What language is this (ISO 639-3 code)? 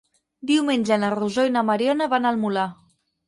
cat